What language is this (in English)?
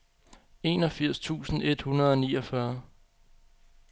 Danish